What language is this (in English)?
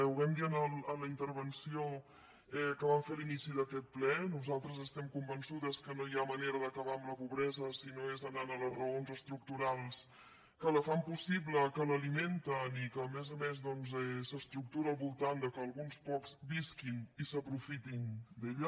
Catalan